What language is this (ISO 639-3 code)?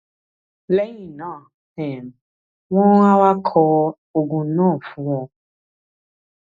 yor